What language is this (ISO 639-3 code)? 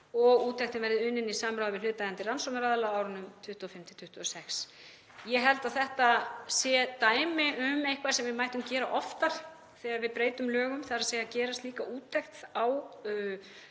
isl